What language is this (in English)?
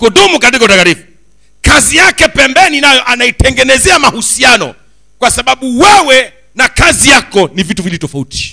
Swahili